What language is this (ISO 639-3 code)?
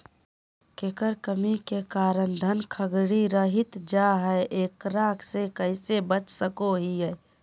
mag